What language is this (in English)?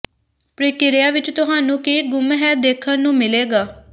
Punjabi